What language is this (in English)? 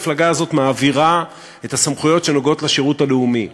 Hebrew